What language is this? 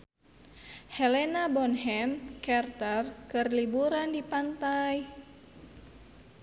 Sundanese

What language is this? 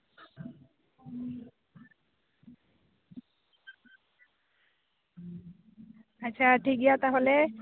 Santali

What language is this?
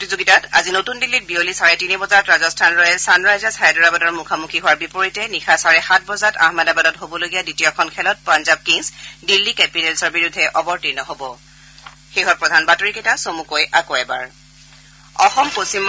Assamese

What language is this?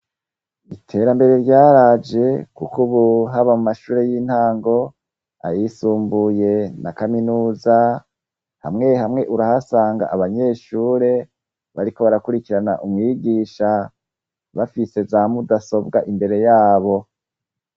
Rundi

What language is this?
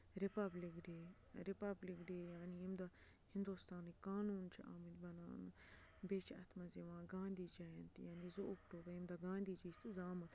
Kashmiri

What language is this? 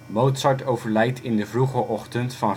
Dutch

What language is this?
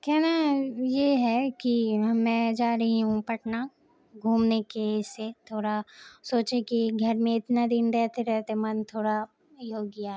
Urdu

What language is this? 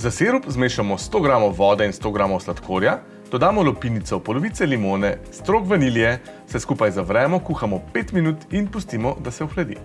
Slovenian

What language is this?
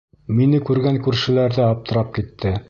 Bashkir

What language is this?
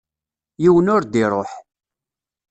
Kabyle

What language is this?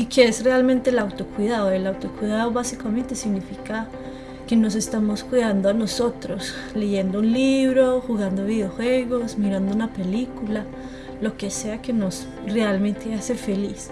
Spanish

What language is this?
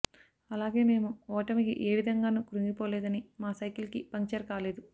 Telugu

